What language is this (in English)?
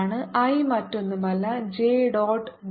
Malayalam